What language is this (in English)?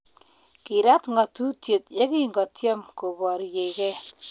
Kalenjin